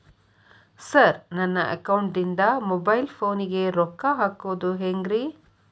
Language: Kannada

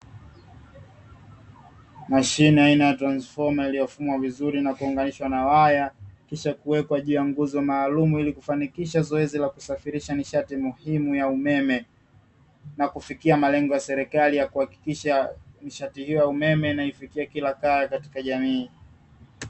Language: Swahili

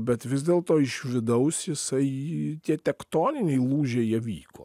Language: Lithuanian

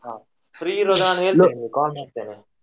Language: Kannada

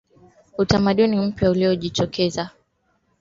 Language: Swahili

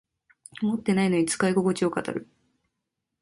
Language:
Japanese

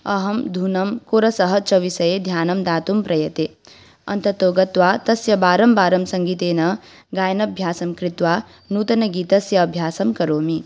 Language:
Sanskrit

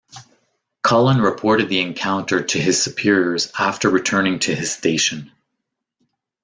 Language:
English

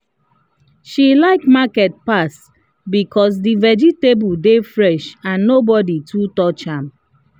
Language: Nigerian Pidgin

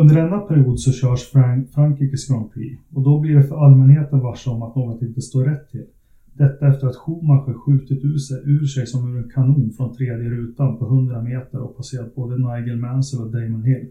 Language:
Swedish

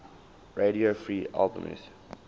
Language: English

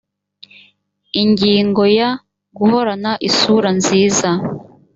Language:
Kinyarwanda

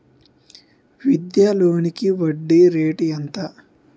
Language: Telugu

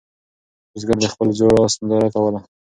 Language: Pashto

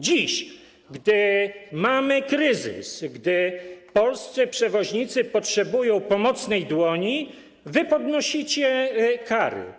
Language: Polish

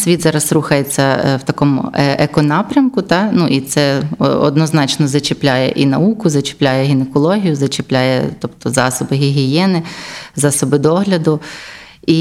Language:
Ukrainian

